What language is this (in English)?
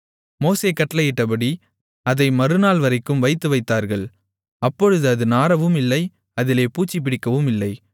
Tamil